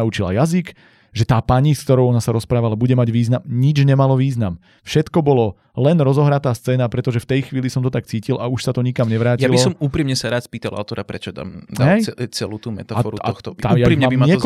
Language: Slovak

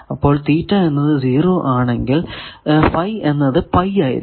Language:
Malayalam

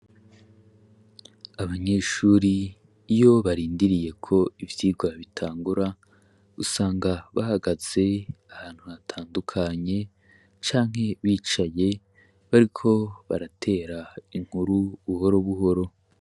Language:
Rundi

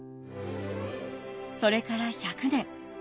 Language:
Japanese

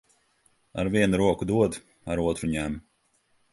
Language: Latvian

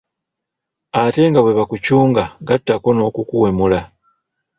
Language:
Ganda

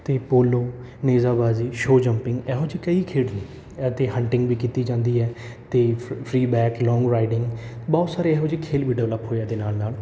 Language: Punjabi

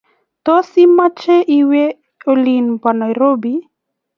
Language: Kalenjin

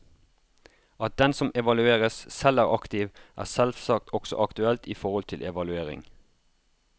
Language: Norwegian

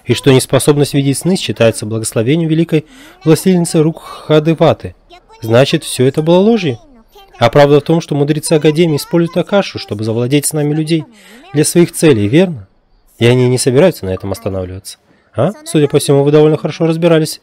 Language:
Russian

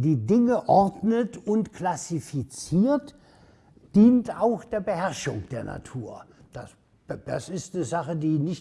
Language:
German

